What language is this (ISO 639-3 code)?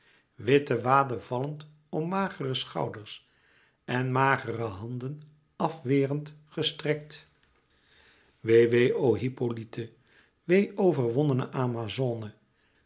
nld